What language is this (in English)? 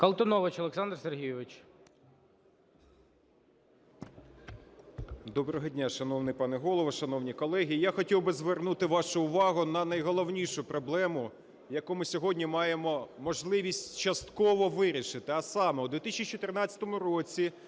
Ukrainian